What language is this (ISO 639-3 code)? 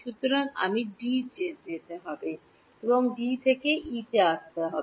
ben